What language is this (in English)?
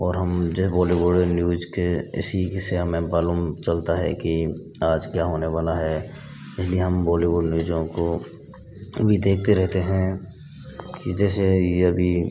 Hindi